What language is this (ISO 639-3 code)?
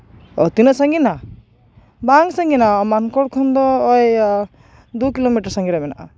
sat